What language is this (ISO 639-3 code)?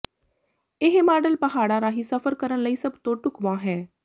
pan